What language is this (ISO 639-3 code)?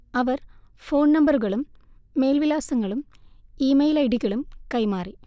mal